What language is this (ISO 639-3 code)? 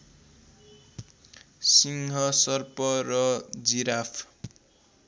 nep